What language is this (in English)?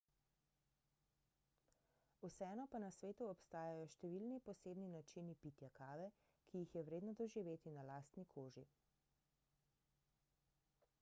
Slovenian